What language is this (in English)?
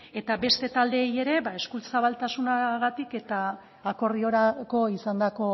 Basque